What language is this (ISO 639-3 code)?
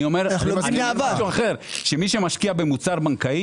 heb